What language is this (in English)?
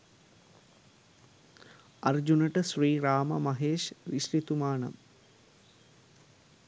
Sinhala